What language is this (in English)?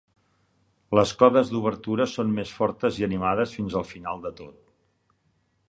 Catalan